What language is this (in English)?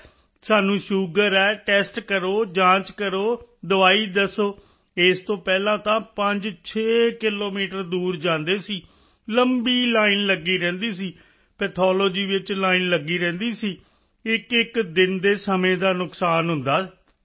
Punjabi